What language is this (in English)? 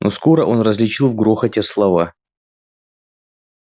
Russian